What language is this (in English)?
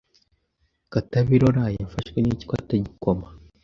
Kinyarwanda